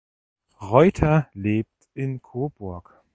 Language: German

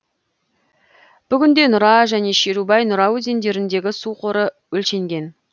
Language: Kazakh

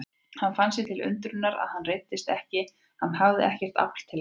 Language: Icelandic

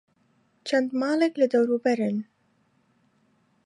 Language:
Central Kurdish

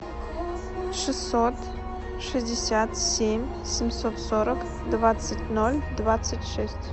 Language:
Russian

